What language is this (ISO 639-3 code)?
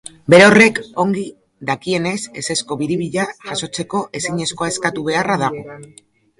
eus